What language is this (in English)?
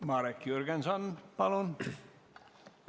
Estonian